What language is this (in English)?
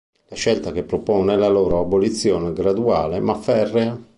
Italian